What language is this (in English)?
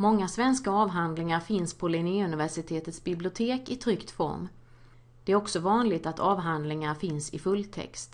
Swedish